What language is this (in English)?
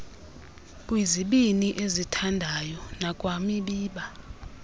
Xhosa